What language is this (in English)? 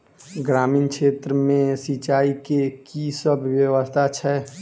Maithili